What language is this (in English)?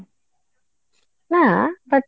Odia